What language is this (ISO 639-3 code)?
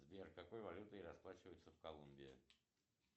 rus